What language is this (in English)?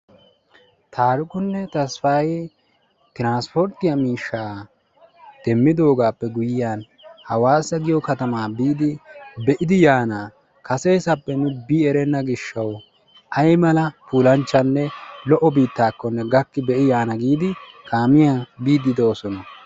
Wolaytta